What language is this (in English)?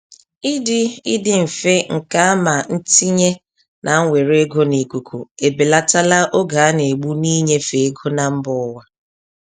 Igbo